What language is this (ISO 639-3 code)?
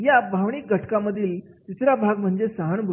mar